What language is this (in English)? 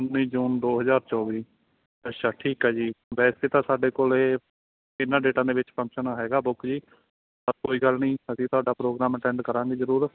Punjabi